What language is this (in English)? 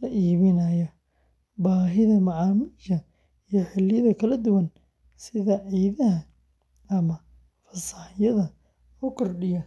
Somali